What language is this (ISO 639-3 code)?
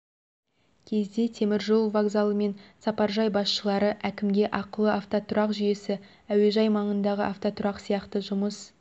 kaz